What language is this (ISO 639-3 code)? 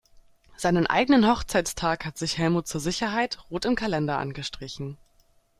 deu